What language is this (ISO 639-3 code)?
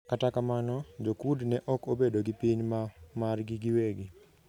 luo